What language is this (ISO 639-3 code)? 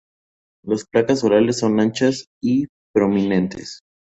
spa